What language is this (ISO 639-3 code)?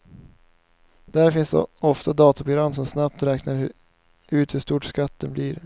swe